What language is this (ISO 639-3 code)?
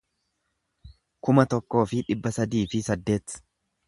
orm